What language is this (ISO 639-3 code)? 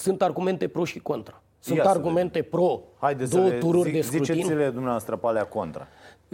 ron